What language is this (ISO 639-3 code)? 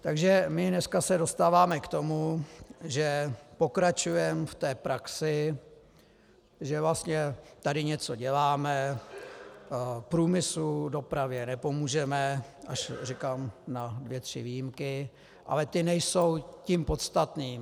ces